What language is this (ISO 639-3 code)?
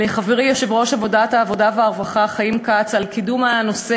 heb